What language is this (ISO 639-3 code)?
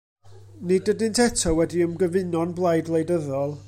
cym